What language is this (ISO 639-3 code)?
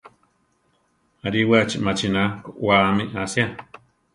tar